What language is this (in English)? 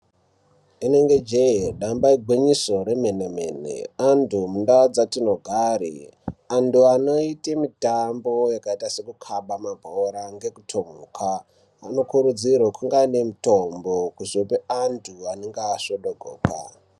Ndau